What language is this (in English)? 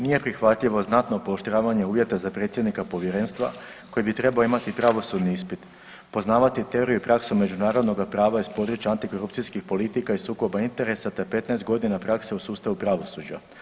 Croatian